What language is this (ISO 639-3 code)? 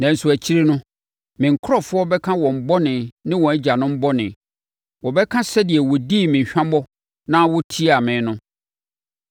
aka